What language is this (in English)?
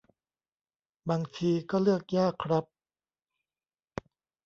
Thai